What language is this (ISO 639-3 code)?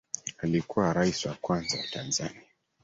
swa